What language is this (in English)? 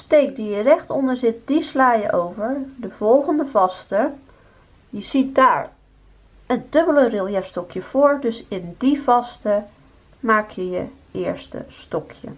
Dutch